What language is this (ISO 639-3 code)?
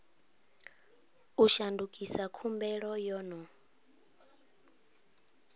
ven